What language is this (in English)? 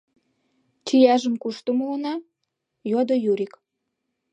Mari